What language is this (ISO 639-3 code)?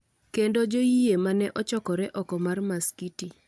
luo